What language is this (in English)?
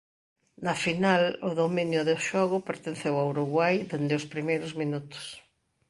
Galician